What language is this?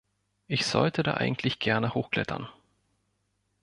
German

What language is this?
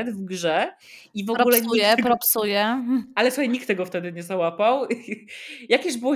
Polish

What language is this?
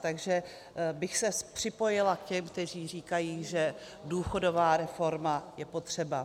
Czech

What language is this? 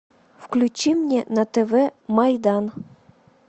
Russian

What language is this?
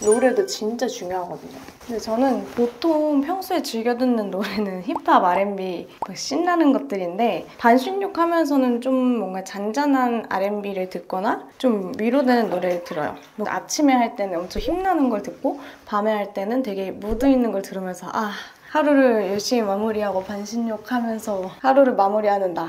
Korean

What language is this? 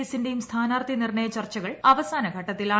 Malayalam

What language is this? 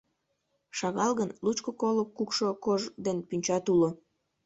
Mari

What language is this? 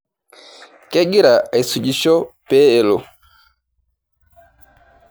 Masai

